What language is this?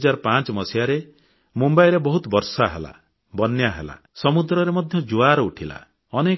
Odia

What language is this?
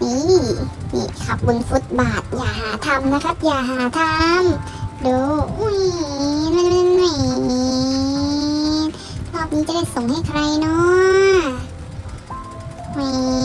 Thai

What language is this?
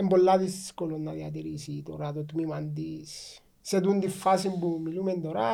Greek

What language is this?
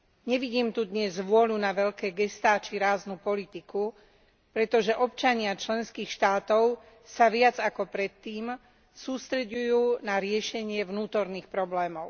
Slovak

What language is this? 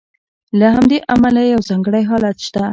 Pashto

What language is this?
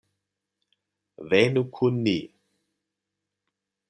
Esperanto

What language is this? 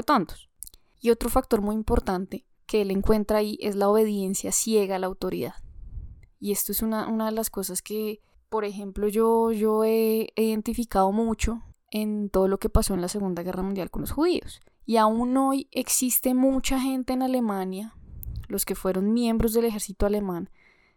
Spanish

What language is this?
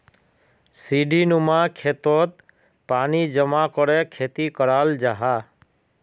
Magahi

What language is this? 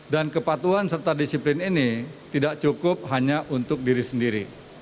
Indonesian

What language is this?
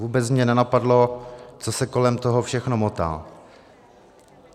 Czech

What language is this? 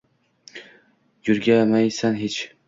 Uzbek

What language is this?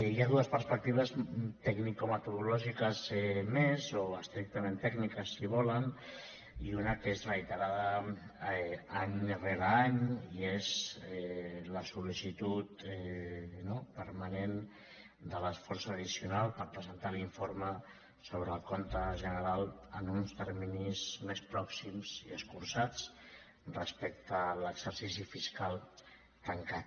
Catalan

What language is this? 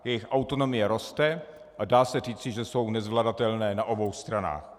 Czech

